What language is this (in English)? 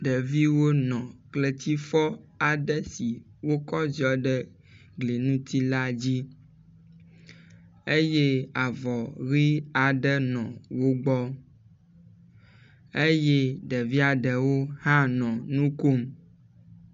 Ewe